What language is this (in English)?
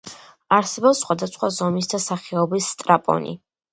Georgian